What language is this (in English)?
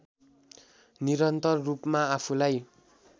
Nepali